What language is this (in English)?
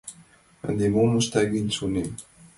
Mari